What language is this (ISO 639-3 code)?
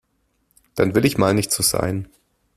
deu